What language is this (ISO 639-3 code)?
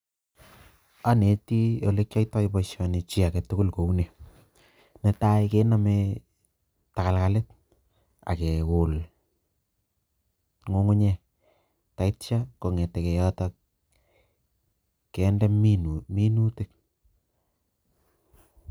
kln